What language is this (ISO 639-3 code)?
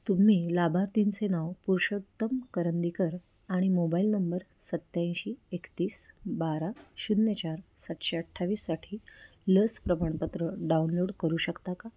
mar